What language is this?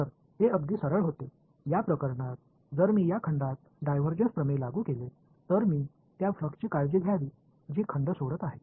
Marathi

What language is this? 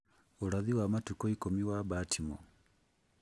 Kikuyu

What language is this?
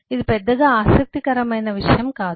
Telugu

